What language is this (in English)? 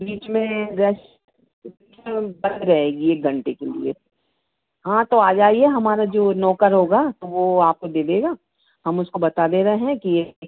Hindi